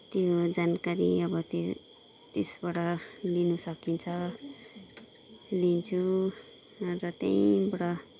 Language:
Nepali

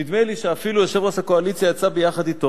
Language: Hebrew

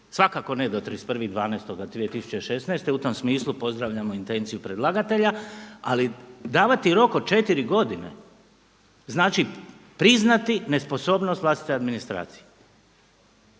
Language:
Croatian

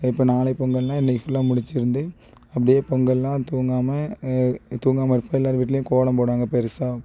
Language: Tamil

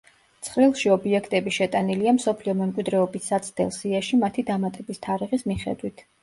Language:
Georgian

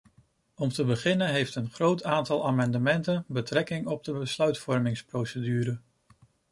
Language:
Dutch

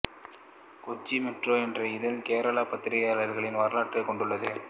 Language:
Tamil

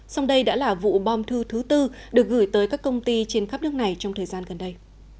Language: Vietnamese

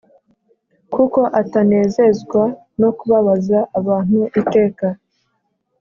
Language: Kinyarwanda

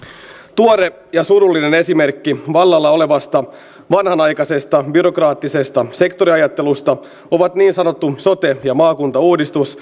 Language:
Finnish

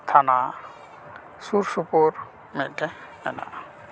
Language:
Santali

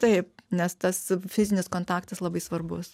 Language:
Lithuanian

